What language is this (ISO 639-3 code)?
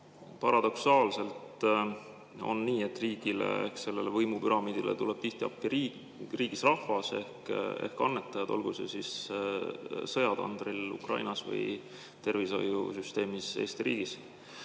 est